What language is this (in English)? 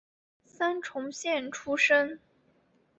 Chinese